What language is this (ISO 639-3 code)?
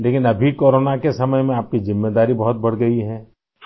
urd